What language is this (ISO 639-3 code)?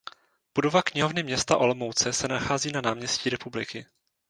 ces